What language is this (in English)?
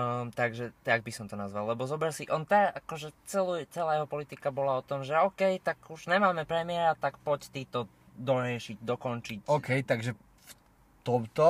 Slovak